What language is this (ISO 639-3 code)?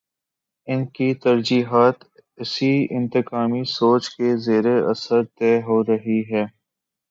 urd